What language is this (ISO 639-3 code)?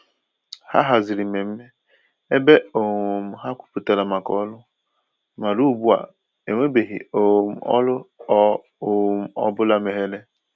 ibo